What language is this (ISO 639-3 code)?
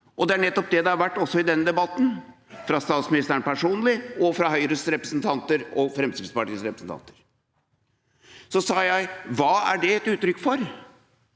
nor